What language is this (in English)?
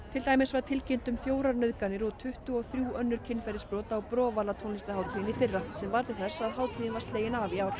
Icelandic